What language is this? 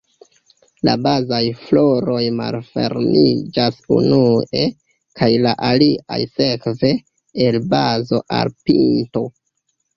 Esperanto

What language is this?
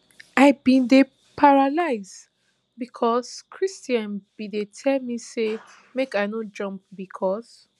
Nigerian Pidgin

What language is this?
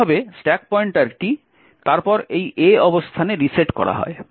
Bangla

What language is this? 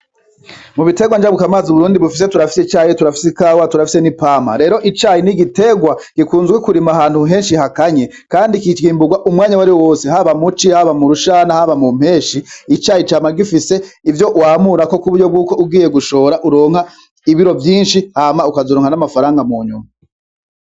Rundi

